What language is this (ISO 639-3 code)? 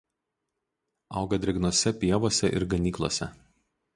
lit